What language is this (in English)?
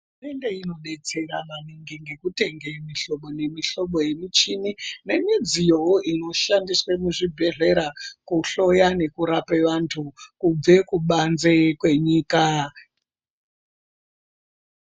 Ndau